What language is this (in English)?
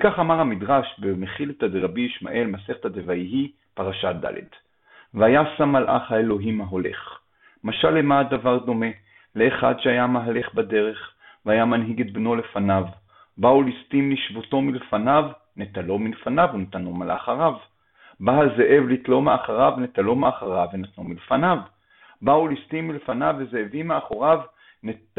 Hebrew